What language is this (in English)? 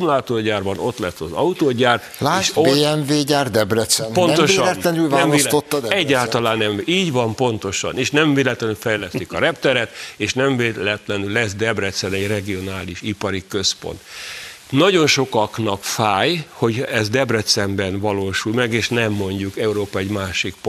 Hungarian